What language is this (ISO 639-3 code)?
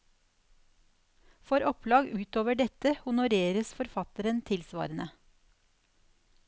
nor